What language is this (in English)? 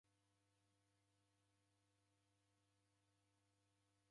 Taita